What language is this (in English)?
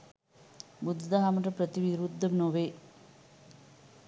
Sinhala